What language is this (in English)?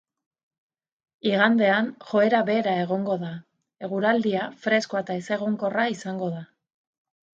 Basque